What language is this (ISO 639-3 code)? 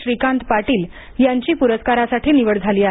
mar